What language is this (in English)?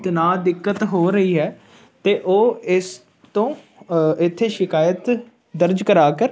Punjabi